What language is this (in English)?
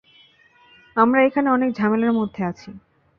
Bangla